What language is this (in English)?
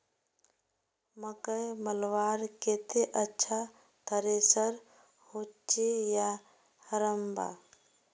Magahi